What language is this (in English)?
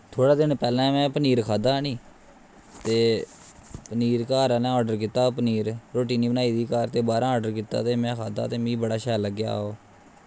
Dogri